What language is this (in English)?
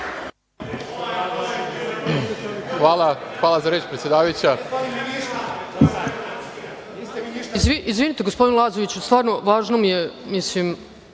Serbian